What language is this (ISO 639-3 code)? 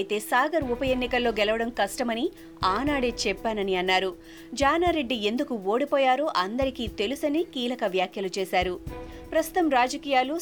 tel